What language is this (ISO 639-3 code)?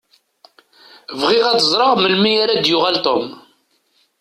kab